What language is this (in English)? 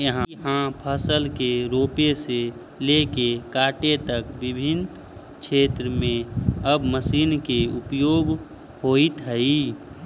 Magahi